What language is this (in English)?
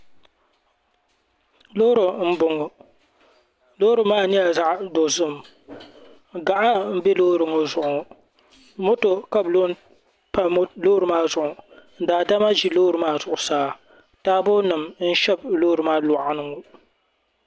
Dagbani